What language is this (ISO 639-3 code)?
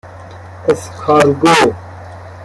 fas